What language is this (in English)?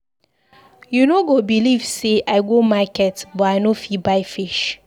Nigerian Pidgin